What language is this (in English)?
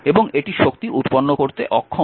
Bangla